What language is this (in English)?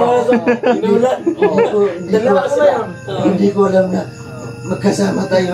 Filipino